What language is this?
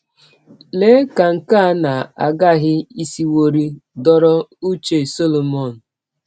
Igbo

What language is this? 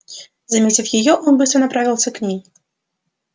Russian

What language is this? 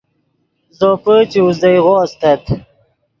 Yidgha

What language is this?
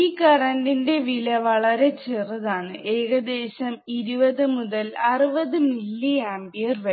Malayalam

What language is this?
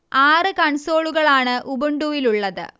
Malayalam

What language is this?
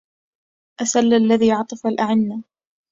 Arabic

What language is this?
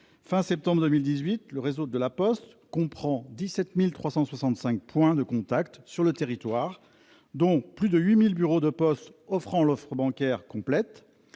French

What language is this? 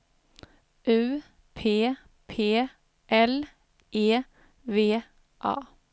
Swedish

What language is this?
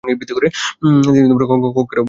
Bangla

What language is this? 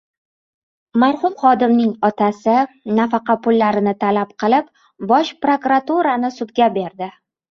Uzbek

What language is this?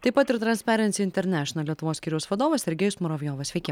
Lithuanian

